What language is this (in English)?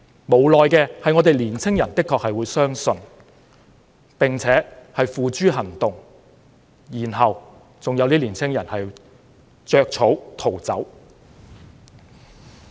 Cantonese